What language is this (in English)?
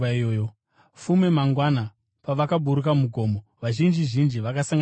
Shona